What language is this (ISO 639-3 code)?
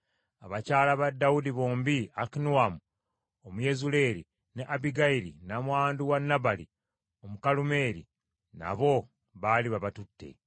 lug